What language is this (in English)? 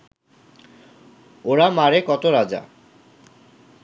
Bangla